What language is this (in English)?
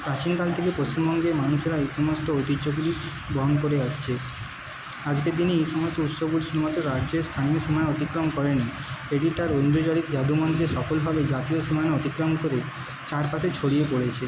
Bangla